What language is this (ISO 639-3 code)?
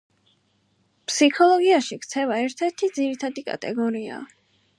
kat